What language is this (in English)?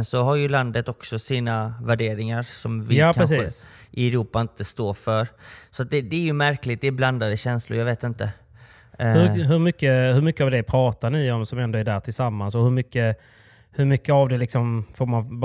Swedish